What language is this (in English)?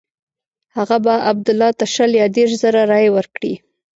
Pashto